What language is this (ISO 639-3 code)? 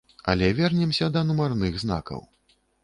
bel